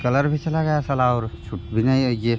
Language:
Hindi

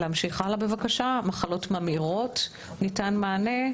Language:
Hebrew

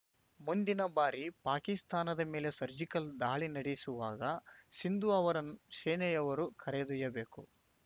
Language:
Kannada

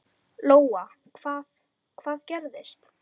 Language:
Icelandic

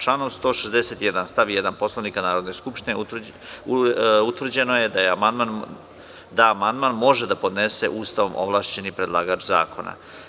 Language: Serbian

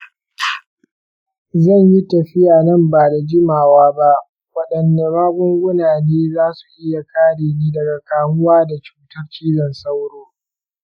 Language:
Hausa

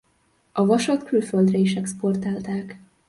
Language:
Hungarian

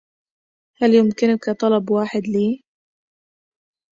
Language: Arabic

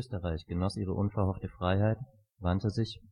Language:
German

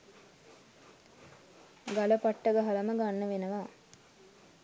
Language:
Sinhala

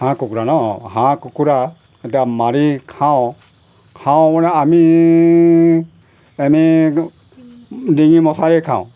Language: Assamese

